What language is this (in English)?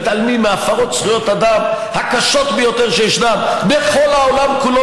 Hebrew